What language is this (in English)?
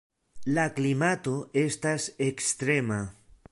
Esperanto